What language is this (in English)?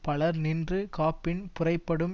Tamil